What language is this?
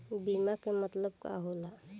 Bhojpuri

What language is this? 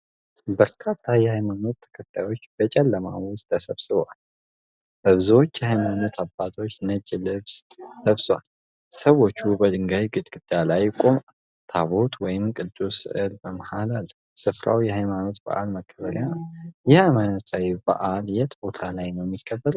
Amharic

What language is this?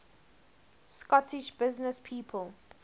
English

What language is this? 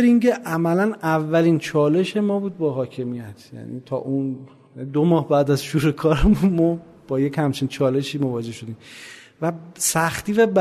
Persian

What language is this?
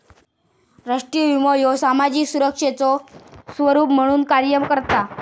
Marathi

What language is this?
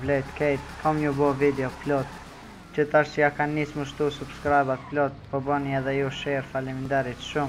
Romanian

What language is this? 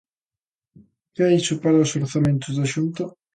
Galician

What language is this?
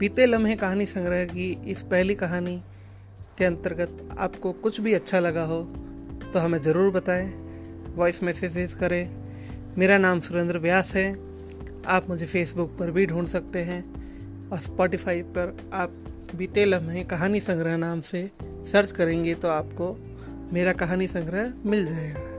Hindi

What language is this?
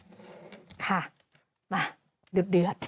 Thai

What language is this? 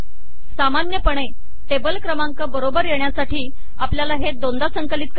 Marathi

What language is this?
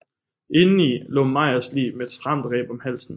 Danish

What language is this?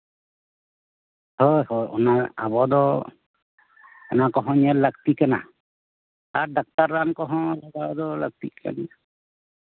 Santali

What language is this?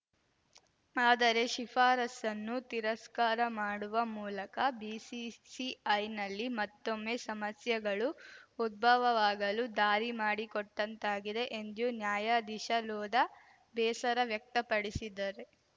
Kannada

